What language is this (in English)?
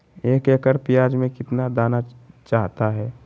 Magahi